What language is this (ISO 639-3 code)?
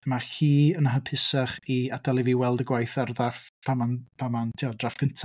cym